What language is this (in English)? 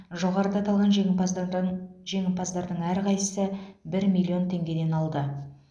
Kazakh